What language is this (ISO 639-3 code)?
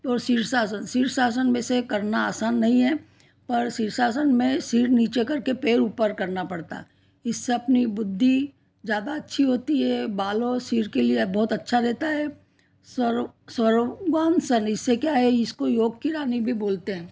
hin